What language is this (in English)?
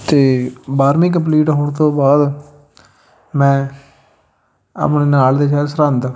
Punjabi